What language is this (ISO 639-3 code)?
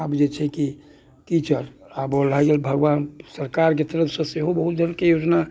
mai